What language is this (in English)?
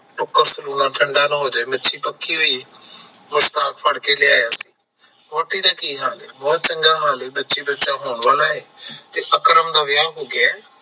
Punjabi